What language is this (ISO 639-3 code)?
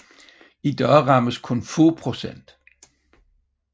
dan